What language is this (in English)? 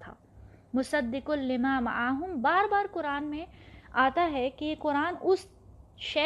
Urdu